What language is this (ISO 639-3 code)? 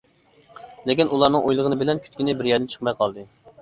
uig